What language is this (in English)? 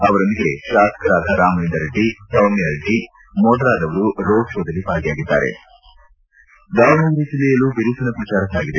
Kannada